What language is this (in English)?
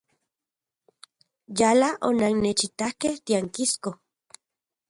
Central Puebla Nahuatl